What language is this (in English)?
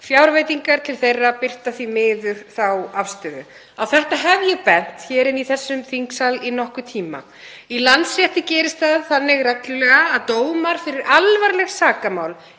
Icelandic